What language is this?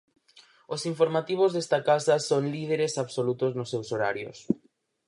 Galician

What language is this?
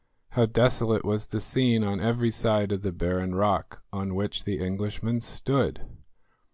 English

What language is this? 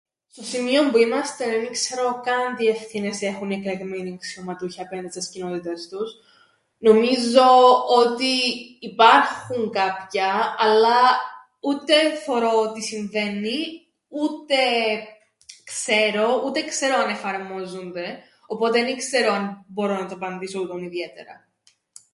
Greek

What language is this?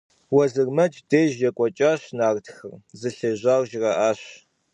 Kabardian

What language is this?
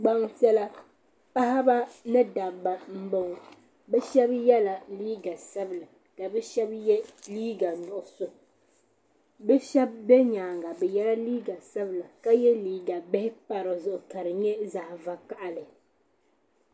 Dagbani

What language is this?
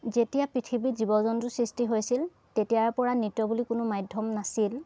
Assamese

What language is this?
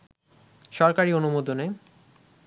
Bangla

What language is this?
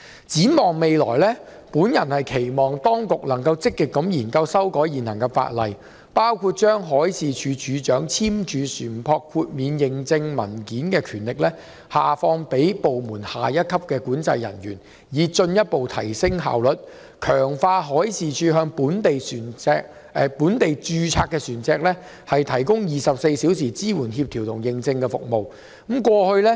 Cantonese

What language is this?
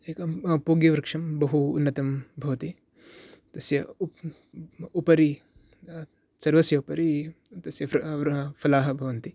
Sanskrit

